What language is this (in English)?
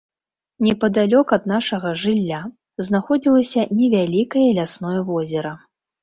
Belarusian